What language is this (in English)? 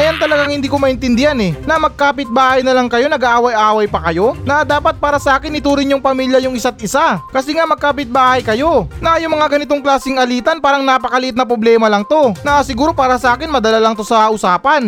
Filipino